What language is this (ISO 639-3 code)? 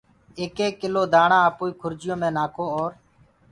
ggg